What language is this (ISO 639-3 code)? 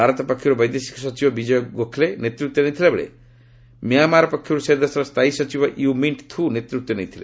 ori